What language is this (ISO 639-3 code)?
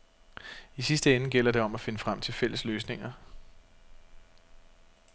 dan